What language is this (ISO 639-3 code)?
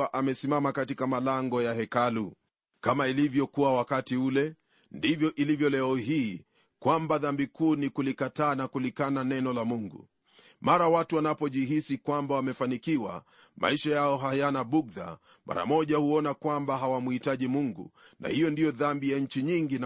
swa